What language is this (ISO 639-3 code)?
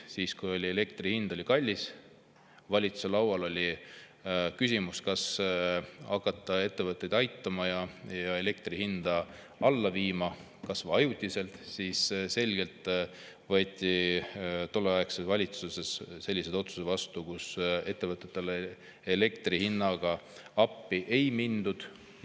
est